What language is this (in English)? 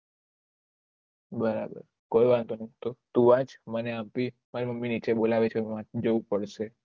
Gujarati